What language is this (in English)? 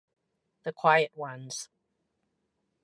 Italian